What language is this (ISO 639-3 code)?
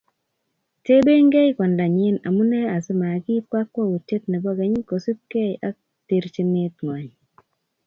kln